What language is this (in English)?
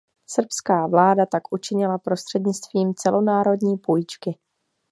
Czech